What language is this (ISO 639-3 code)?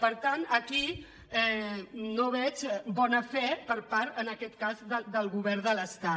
cat